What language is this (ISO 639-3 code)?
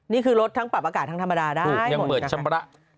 tha